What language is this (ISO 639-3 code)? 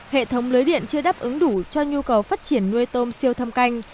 vie